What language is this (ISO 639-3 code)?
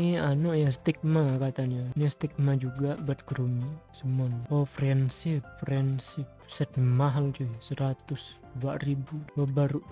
ind